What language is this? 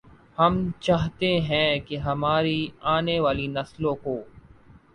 Urdu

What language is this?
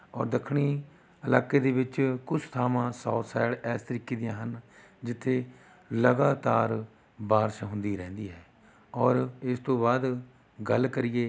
Punjabi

